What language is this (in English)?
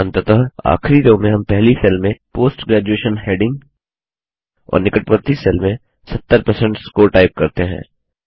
Hindi